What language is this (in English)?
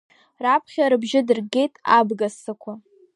Abkhazian